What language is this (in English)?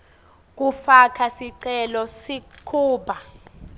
Swati